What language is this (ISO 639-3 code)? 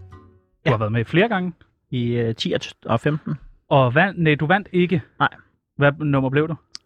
dan